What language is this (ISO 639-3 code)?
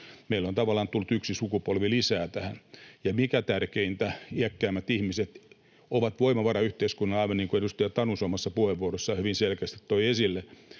fin